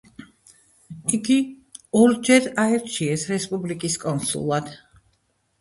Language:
Georgian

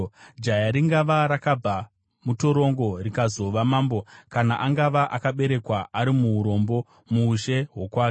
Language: Shona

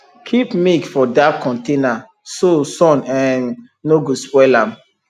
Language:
Nigerian Pidgin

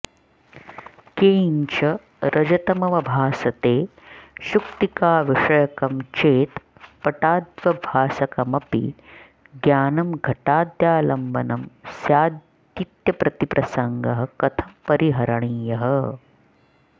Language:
Sanskrit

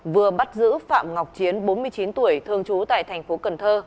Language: Vietnamese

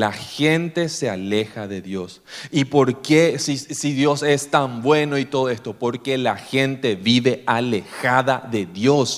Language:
Spanish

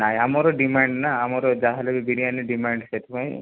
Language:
Odia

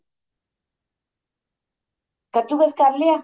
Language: Punjabi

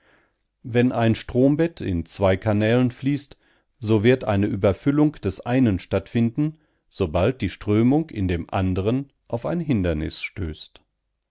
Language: German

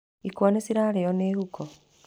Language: Kikuyu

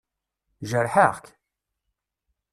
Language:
Kabyle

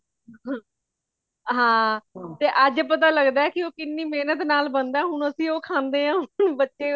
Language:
Punjabi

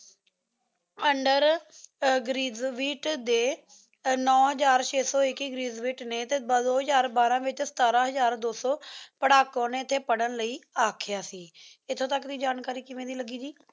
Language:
Punjabi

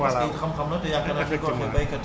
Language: Wolof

